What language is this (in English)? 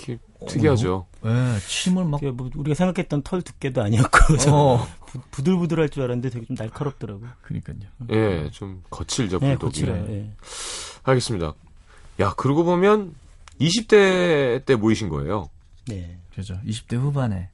Korean